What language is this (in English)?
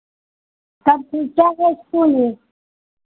Hindi